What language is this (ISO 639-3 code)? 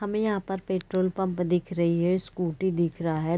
hin